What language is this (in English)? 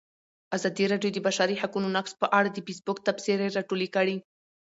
Pashto